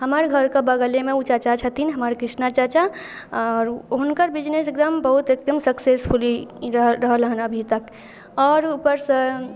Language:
Maithili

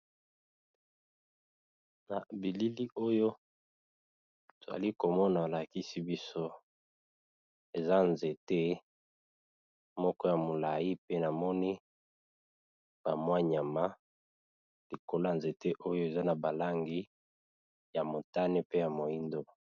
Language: Lingala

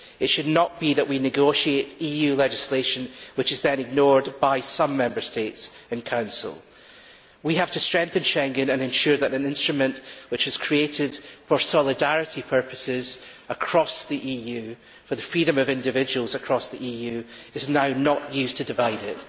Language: English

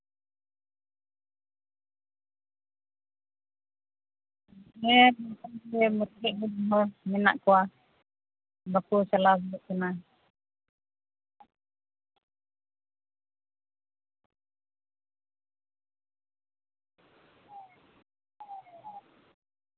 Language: Santali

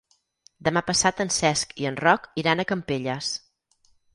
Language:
Catalan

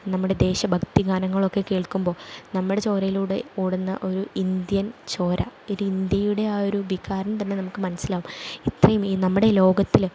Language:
Malayalam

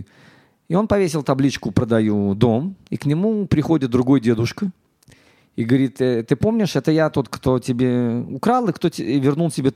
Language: Russian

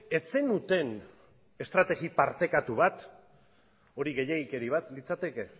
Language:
Basque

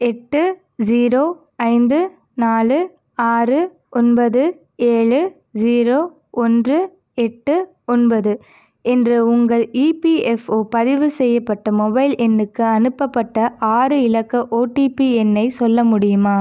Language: Tamil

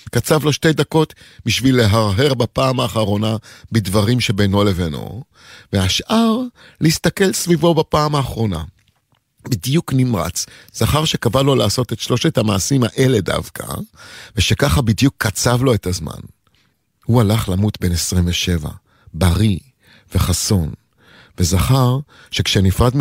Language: Hebrew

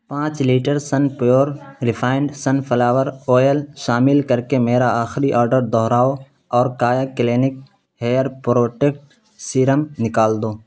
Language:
Urdu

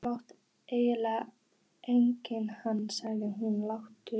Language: Icelandic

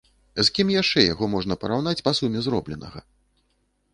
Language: Belarusian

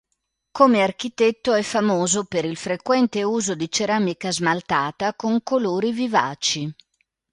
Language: Italian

